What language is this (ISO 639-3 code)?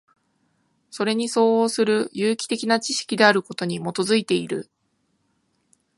jpn